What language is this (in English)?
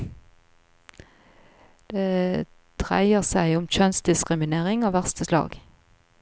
Norwegian